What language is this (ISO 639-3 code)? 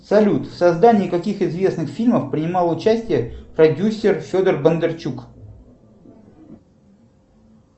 rus